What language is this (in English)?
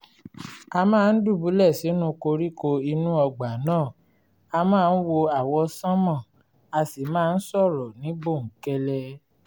Yoruba